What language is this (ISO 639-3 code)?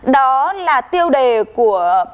vie